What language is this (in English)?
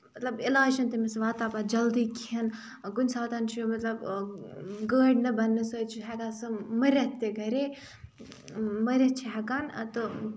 Kashmiri